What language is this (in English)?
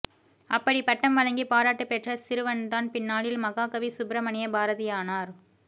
Tamil